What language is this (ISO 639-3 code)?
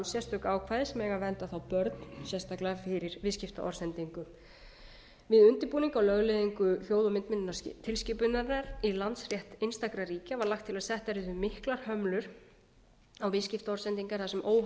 isl